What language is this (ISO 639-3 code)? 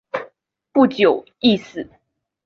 zho